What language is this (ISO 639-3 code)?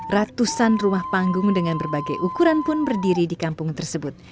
ind